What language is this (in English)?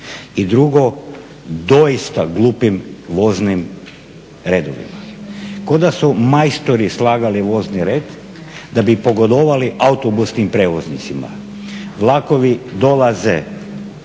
Croatian